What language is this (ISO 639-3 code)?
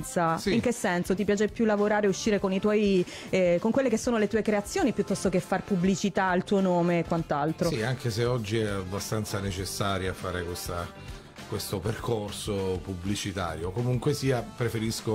ita